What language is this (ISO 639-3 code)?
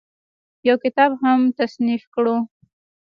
pus